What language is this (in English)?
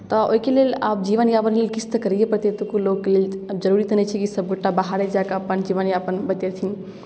Maithili